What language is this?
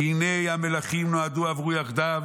Hebrew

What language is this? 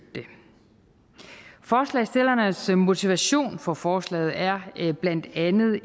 Danish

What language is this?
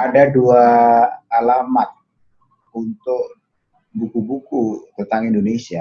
Indonesian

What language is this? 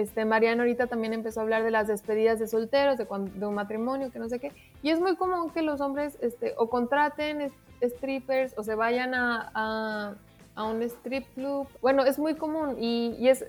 Spanish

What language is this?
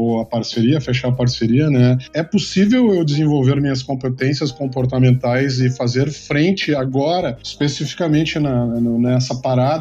Portuguese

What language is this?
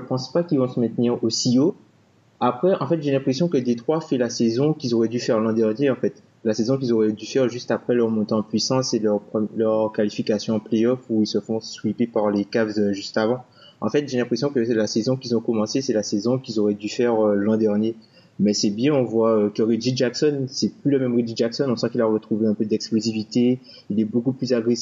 French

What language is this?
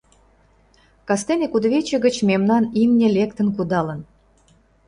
Mari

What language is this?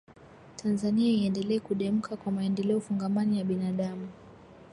Swahili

